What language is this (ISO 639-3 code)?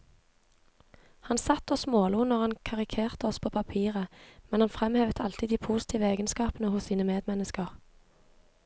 nor